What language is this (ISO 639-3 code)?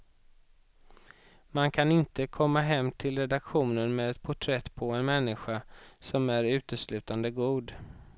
swe